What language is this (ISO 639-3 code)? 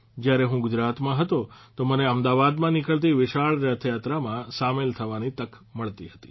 guj